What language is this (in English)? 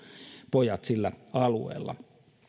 Finnish